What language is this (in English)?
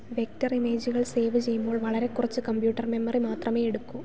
Malayalam